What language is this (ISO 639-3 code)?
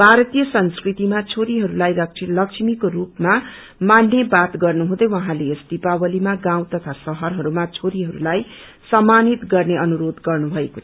nep